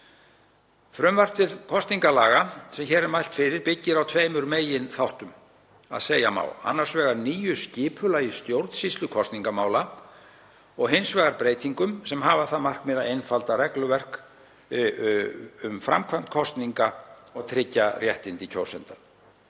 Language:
Icelandic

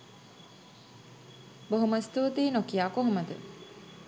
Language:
Sinhala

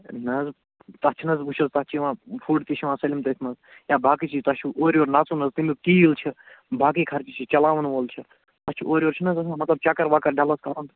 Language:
Kashmiri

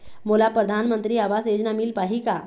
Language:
Chhattisgarhi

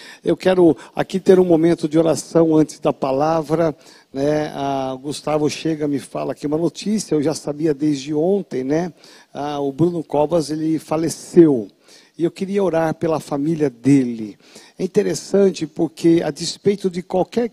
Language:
Portuguese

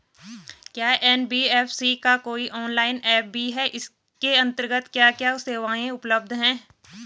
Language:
Hindi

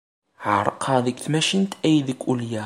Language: Kabyle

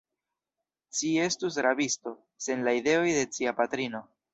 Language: Esperanto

